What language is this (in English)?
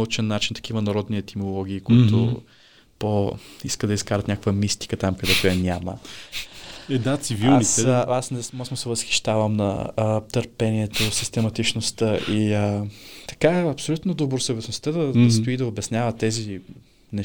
Bulgarian